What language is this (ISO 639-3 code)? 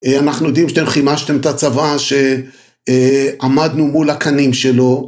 heb